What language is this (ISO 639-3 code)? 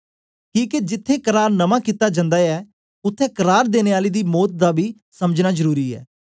doi